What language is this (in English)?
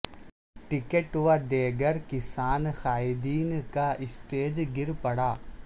Urdu